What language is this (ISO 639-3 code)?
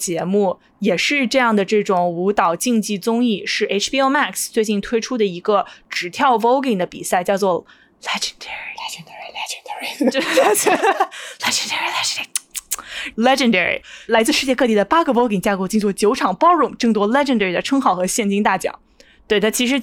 zho